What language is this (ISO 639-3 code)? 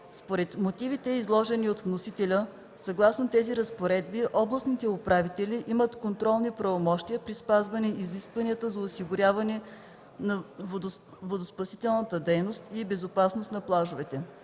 bul